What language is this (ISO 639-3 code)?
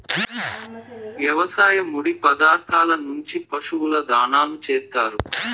tel